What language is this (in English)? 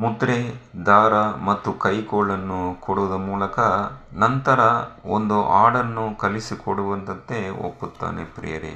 Kannada